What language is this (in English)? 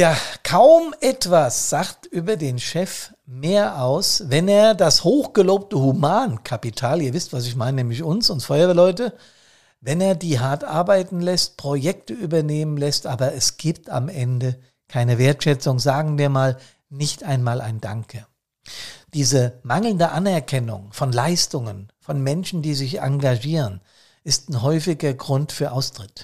German